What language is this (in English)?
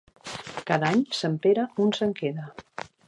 Catalan